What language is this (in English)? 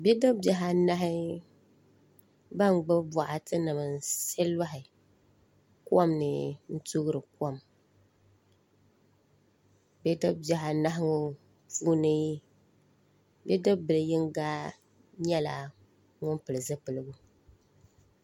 Dagbani